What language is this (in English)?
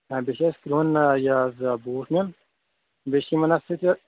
Kashmiri